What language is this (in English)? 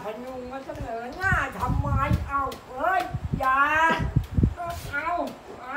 Thai